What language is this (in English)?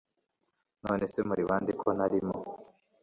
Kinyarwanda